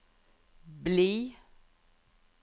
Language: Norwegian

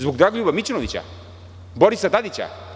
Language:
Serbian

